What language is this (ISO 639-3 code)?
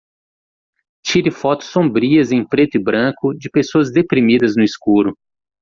por